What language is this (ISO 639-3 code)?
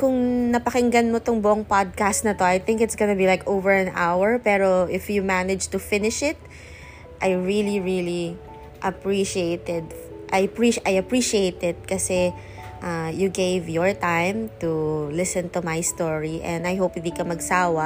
fil